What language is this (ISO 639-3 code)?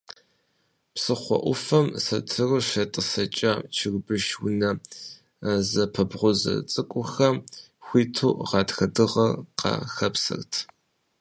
kbd